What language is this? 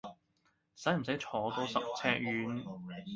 Cantonese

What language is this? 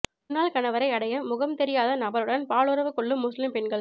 Tamil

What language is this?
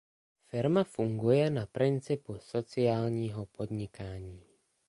Czech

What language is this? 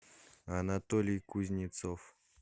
Russian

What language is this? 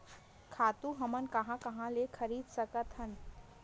Chhattisgarhi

